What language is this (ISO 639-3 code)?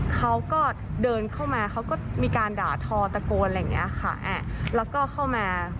tha